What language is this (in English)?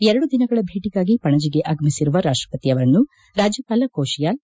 Kannada